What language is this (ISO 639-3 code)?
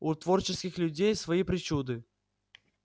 rus